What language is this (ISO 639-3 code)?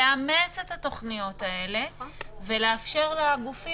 heb